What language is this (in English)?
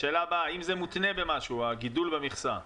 Hebrew